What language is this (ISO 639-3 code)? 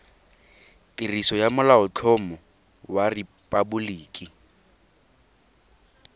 tsn